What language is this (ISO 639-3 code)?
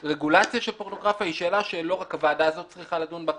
heb